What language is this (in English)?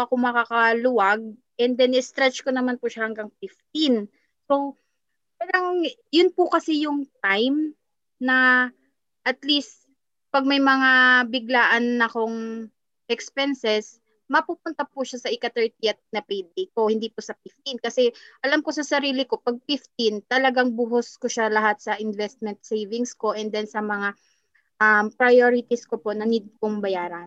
Filipino